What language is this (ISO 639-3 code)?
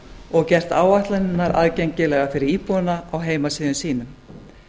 isl